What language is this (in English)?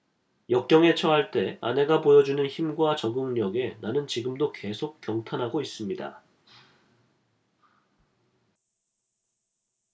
Korean